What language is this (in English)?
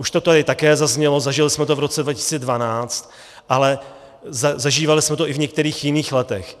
Czech